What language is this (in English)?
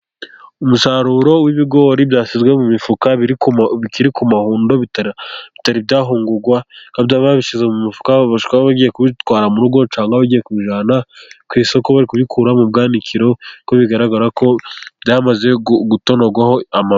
Kinyarwanda